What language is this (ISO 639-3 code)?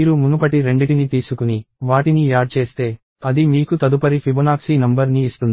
tel